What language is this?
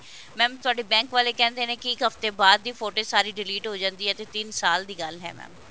Punjabi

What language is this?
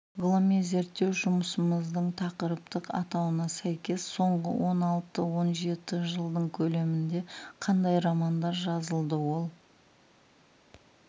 Kazakh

